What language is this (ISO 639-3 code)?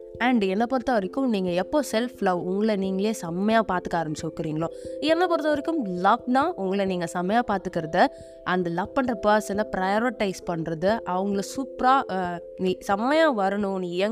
tam